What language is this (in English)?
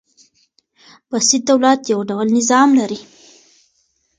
Pashto